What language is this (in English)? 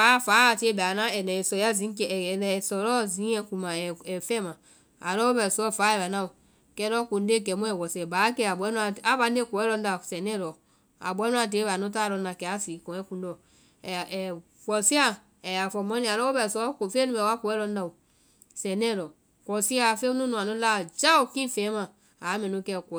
Vai